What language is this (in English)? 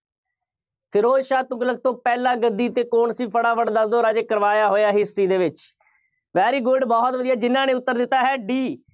Punjabi